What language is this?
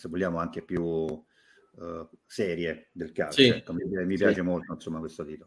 Italian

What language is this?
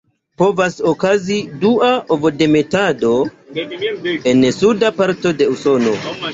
Esperanto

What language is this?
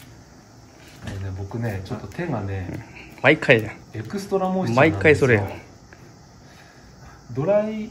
Japanese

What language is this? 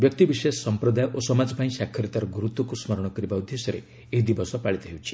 Odia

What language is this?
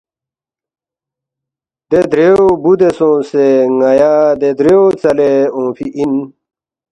Balti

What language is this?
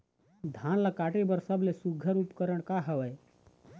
Chhattisgarhi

